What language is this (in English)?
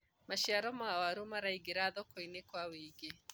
Kikuyu